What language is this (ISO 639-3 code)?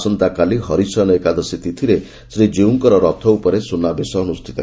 ori